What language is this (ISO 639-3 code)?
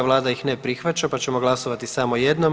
hrv